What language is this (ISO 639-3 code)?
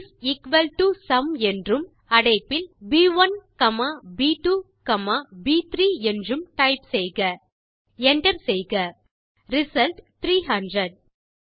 tam